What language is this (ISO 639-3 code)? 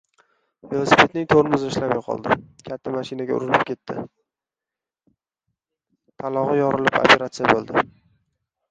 uzb